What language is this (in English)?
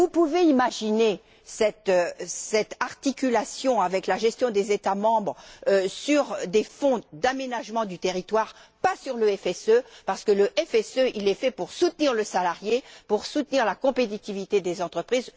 French